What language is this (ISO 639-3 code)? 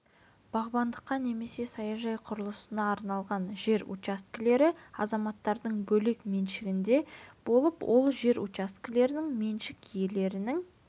kaz